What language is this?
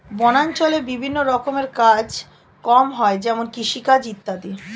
Bangla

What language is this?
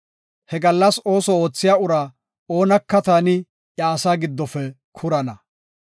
Gofa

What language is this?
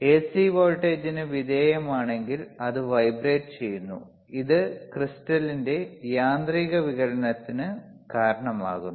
Malayalam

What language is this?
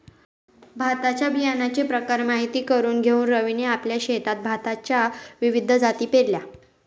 Marathi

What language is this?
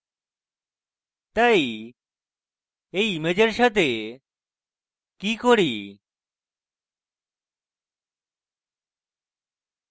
Bangla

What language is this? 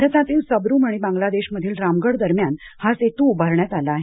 Marathi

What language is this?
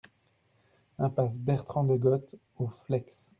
French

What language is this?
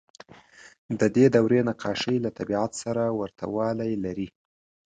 Pashto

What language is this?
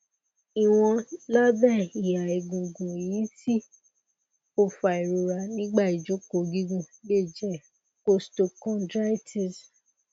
Yoruba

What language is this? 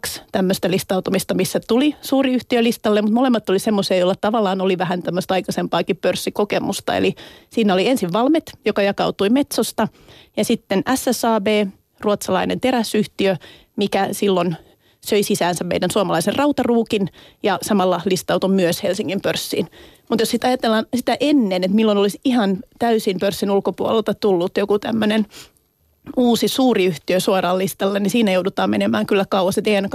Finnish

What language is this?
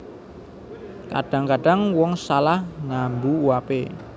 Javanese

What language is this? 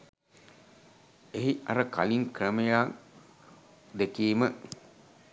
Sinhala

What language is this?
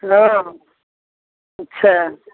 Maithili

